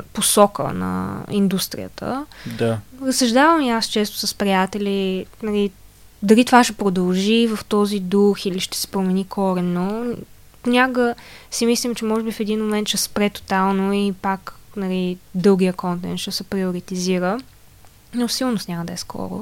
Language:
Bulgarian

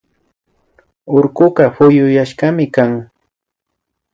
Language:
Imbabura Highland Quichua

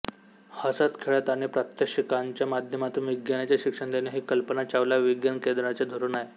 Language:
Marathi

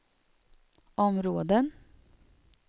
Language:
Swedish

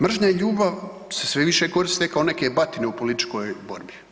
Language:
Croatian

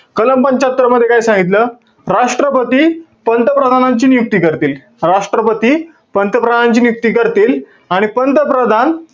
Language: Marathi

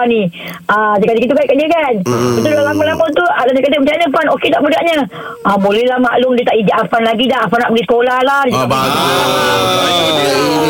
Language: Malay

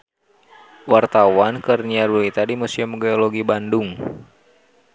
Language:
Sundanese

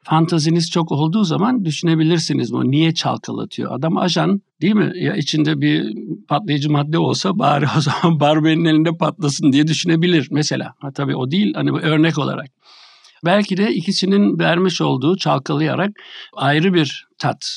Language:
Turkish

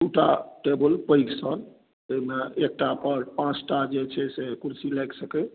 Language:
Maithili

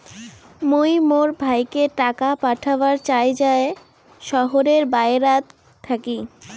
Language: Bangla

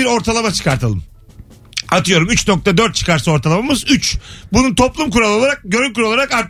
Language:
Turkish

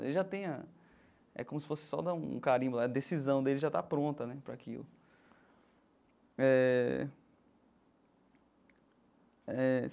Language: Portuguese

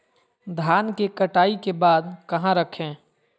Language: Magahi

